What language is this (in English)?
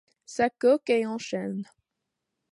French